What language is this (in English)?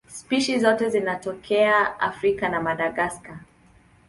Swahili